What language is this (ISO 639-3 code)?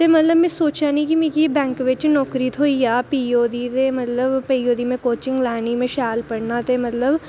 doi